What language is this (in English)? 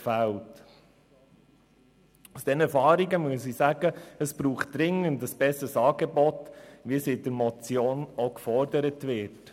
Swiss German